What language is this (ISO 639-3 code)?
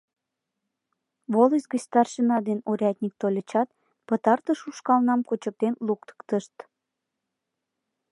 chm